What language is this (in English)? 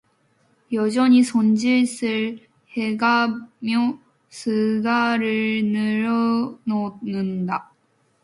Korean